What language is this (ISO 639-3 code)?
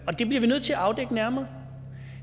dan